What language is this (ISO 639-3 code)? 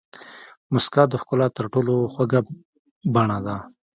pus